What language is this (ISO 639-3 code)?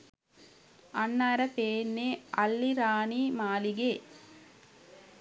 sin